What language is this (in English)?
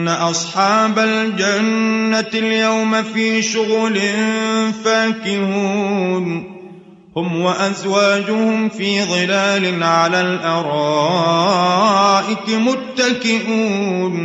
Arabic